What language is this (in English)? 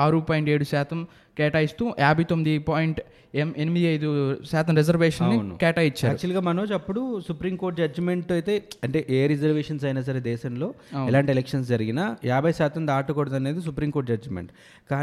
Telugu